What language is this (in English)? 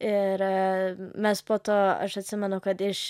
Lithuanian